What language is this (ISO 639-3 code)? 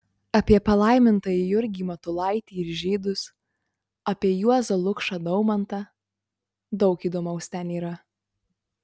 lit